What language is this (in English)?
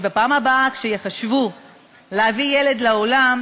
Hebrew